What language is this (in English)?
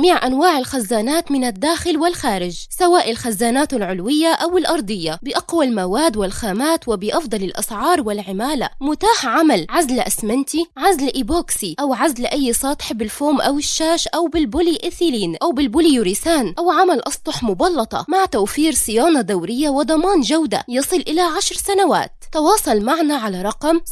Arabic